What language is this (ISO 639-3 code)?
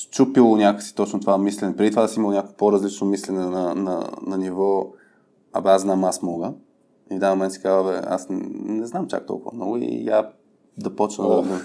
bul